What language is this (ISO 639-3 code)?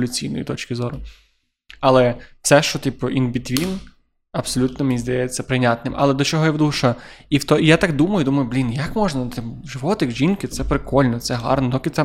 ukr